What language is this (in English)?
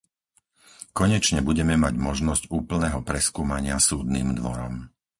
Slovak